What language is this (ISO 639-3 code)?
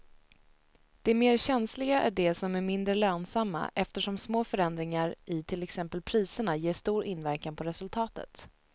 swe